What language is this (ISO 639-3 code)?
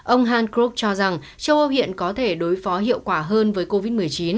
vie